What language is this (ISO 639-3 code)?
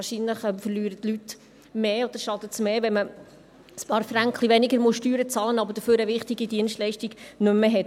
gsw